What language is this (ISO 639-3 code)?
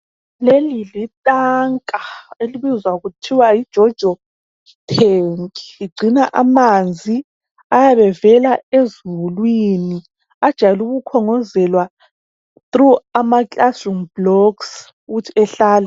nde